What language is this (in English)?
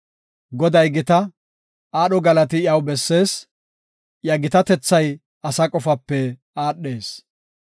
Gofa